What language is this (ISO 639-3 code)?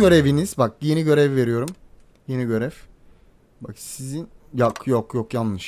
tur